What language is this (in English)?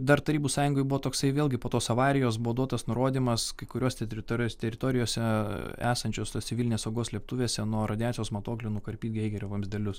Lithuanian